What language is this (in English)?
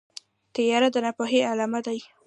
Pashto